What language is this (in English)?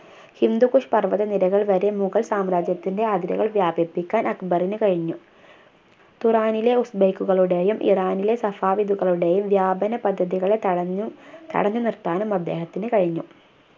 Malayalam